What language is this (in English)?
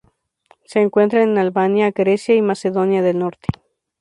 Spanish